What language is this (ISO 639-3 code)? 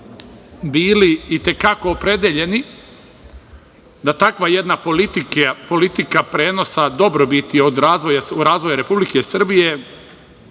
srp